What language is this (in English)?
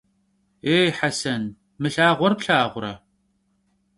Kabardian